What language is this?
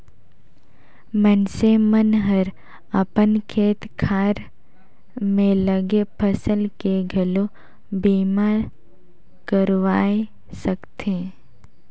Chhattisgarhi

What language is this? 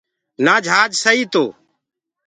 Gurgula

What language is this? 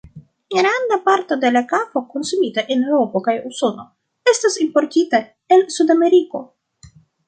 Esperanto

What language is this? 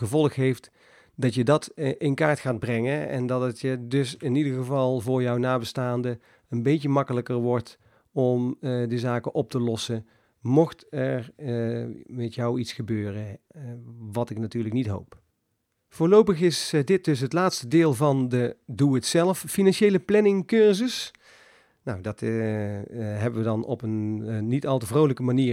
Dutch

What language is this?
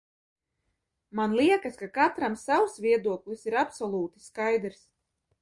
Latvian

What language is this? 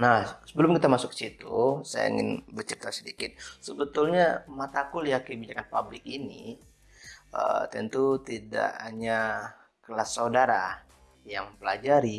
Indonesian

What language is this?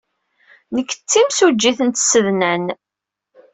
Kabyle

